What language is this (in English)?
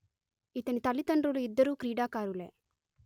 Telugu